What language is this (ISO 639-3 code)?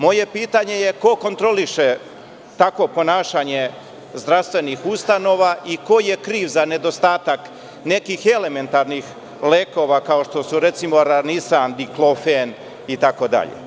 srp